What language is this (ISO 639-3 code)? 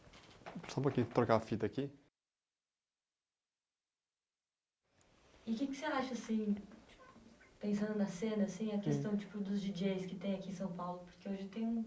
por